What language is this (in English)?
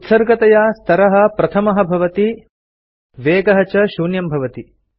Sanskrit